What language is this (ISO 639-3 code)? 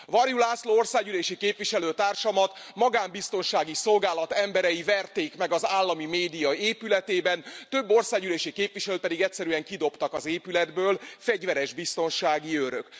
hun